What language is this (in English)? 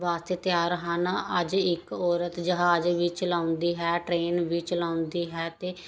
Punjabi